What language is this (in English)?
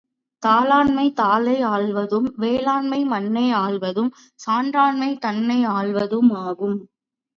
Tamil